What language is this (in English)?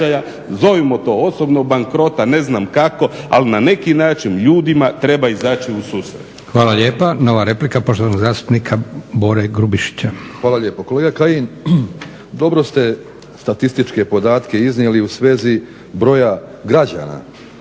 Croatian